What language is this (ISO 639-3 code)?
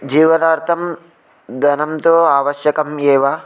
san